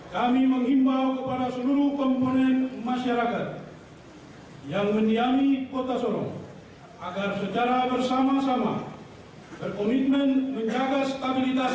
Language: Indonesian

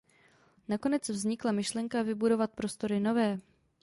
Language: Czech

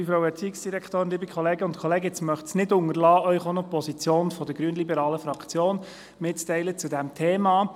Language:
Swiss German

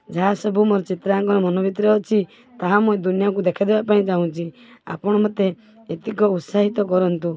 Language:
Odia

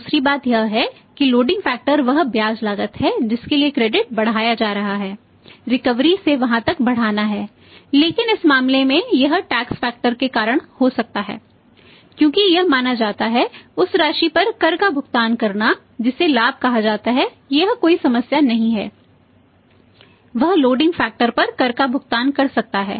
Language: Hindi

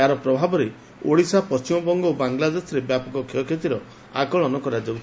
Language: Odia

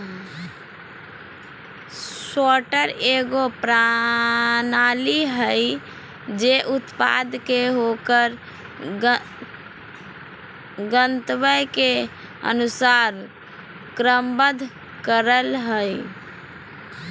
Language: Magahi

